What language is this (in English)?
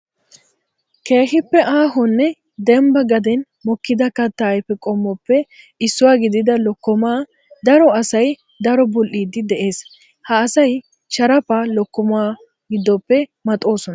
Wolaytta